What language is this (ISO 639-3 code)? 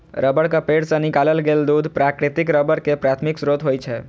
mai